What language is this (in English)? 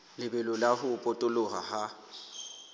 Southern Sotho